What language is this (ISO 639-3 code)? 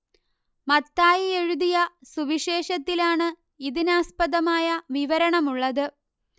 mal